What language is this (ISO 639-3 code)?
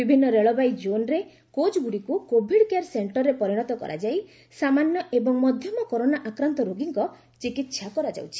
ori